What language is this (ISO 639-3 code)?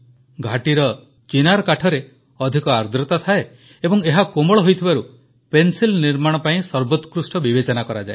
ori